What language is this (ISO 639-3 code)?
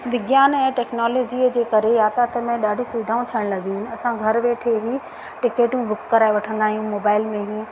snd